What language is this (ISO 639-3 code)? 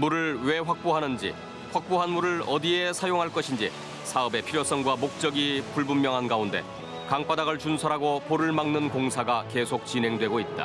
kor